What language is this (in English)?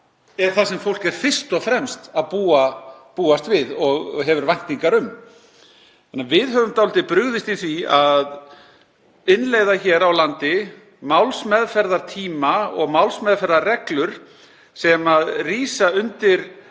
Icelandic